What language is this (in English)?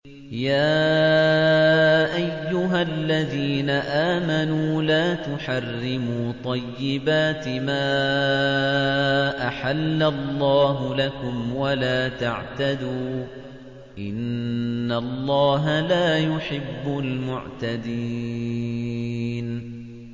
Arabic